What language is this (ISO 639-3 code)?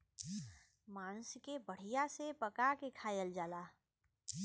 bho